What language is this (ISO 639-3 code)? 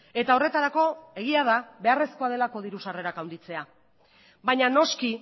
eus